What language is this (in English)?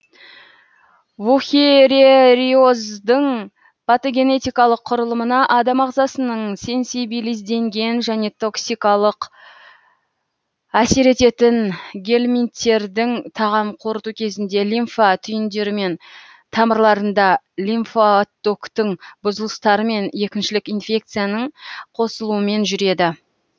Kazakh